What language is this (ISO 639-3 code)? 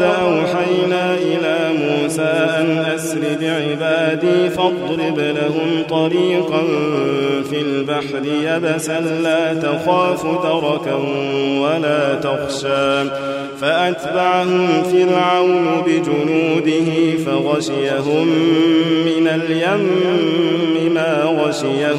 ara